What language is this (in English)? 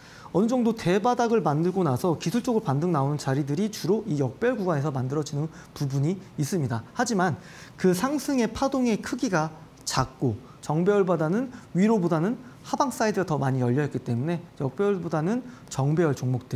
Korean